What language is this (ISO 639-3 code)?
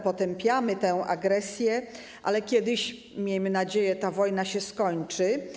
pol